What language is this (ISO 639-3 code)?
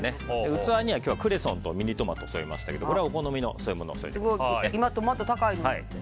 jpn